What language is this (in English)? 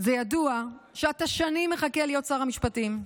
Hebrew